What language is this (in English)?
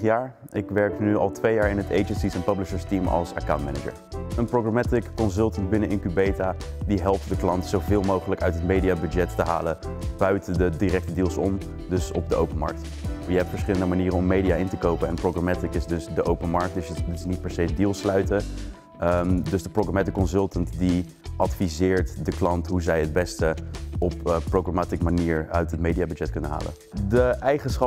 Dutch